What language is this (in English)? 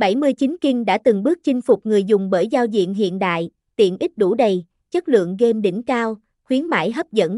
Vietnamese